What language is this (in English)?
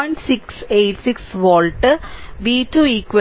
Malayalam